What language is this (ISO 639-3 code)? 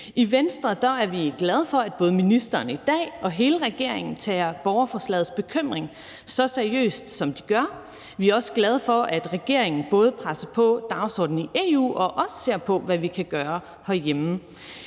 dan